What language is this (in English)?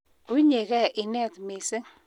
Kalenjin